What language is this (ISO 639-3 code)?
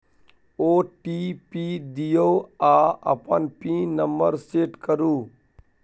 mai